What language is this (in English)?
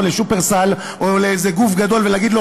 Hebrew